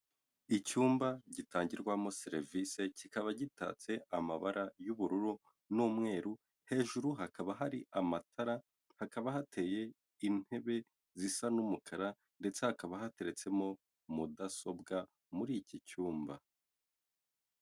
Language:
Kinyarwanda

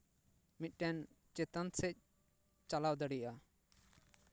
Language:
Santali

